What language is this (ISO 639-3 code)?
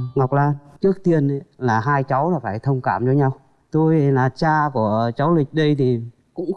vie